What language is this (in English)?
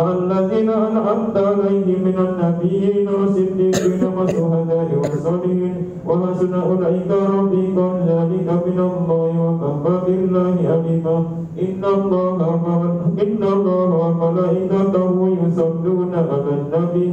Malay